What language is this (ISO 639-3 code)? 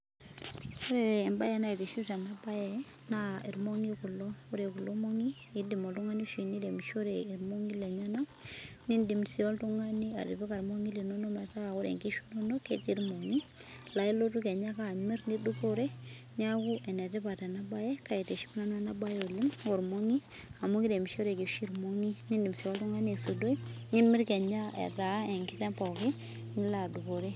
mas